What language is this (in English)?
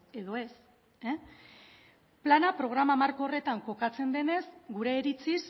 Basque